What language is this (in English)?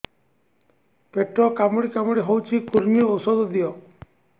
Odia